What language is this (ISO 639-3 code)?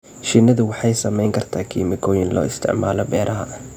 som